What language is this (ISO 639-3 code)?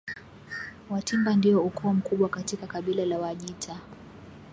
swa